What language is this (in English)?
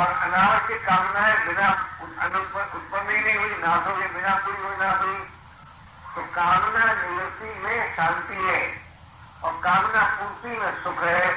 Hindi